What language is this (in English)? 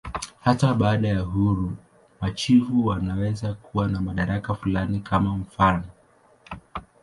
Swahili